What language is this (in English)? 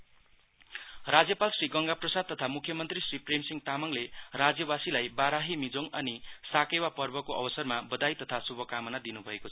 Nepali